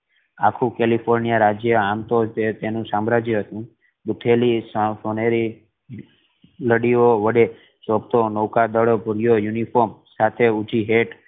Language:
Gujarati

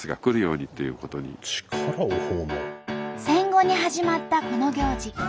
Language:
Japanese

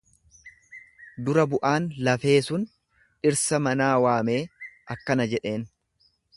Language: Oromo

